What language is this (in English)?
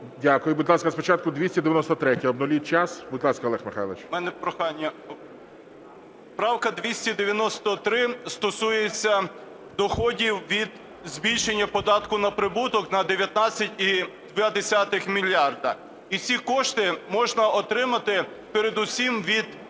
Ukrainian